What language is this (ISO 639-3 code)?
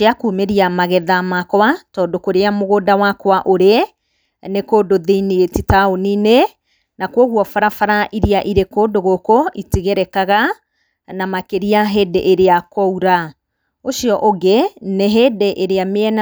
kik